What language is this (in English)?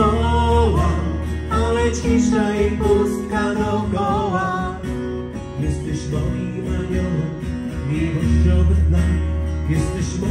Romanian